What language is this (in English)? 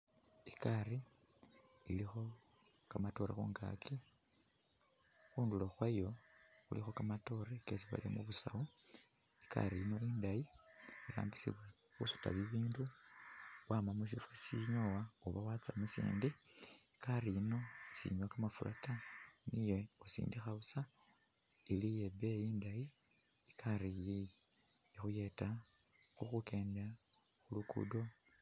Masaaba